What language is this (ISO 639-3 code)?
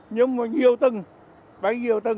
vie